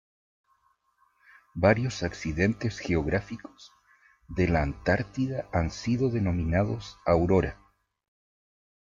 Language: Spanish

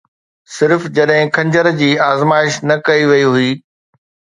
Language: Sindhi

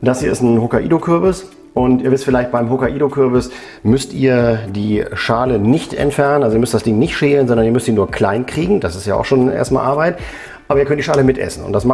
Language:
German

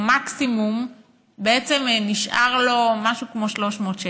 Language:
Hebrew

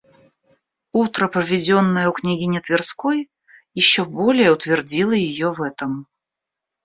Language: Russian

